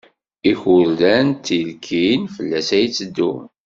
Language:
Kabyle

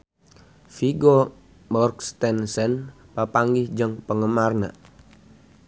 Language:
Sundanese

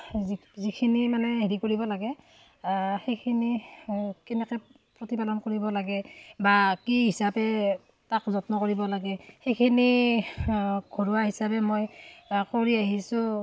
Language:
Assamese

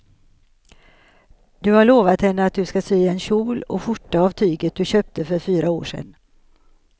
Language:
Swedish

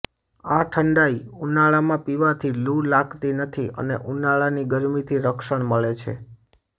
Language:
Gujarati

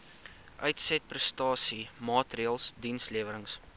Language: Afrikaans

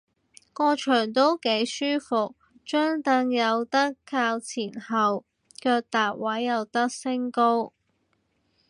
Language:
Cantonese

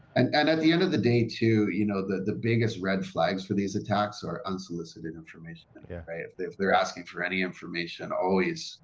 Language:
English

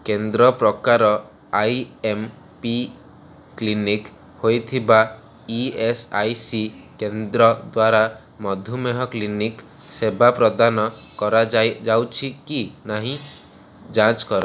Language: Odia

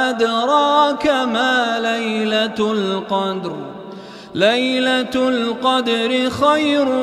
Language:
Arabic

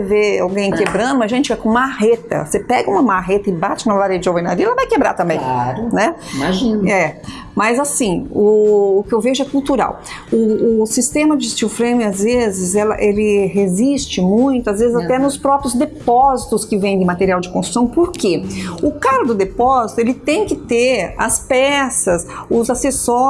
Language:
Portuguese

